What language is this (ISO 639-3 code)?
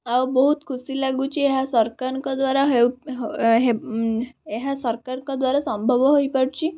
ori